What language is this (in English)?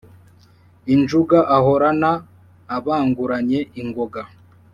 Kinyarwanda